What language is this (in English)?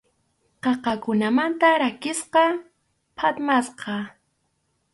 Arequipa-La Unión Quechua